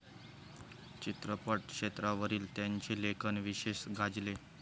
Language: Marathi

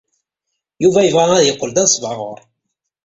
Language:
Kabyle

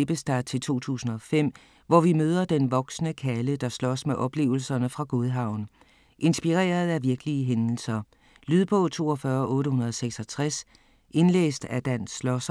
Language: Danish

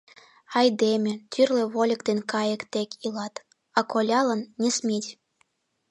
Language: Mari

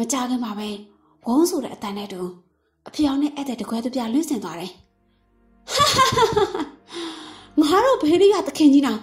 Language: Thai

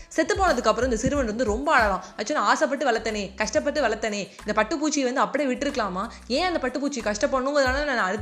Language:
Tamil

